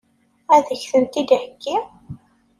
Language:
Kabyle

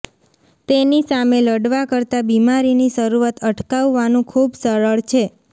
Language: Gujarati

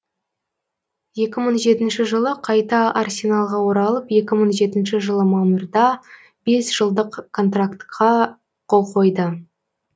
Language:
Kazakh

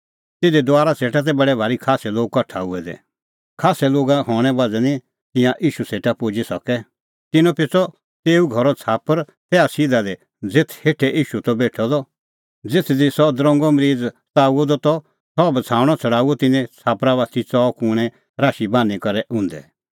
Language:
Kullu Pahari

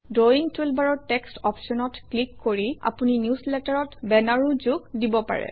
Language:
Assamese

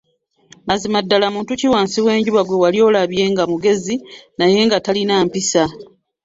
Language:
Ganda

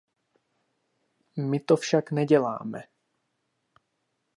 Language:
Czech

